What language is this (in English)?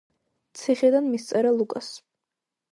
Georgian